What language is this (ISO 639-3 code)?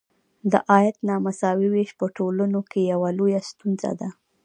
pus